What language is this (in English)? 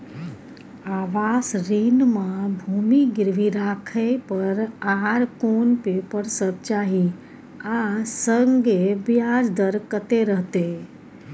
Maithili